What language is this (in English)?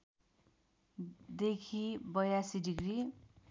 Nepali